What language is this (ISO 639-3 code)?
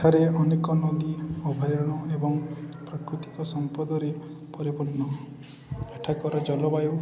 ori